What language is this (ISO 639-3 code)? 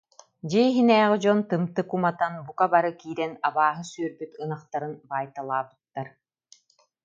sah